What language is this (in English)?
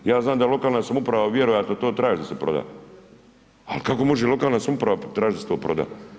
Croatian